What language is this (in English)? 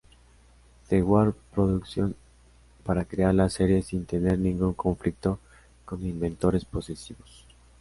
Spanish